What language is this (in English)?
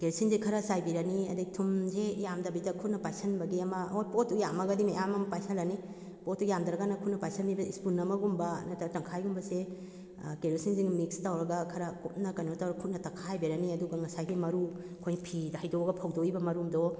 Manipuri